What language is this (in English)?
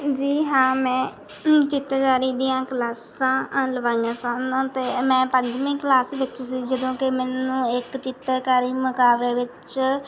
Punjabi